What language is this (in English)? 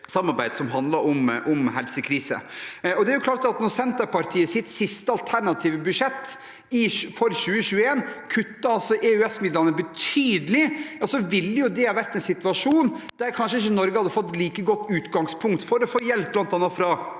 Norwegian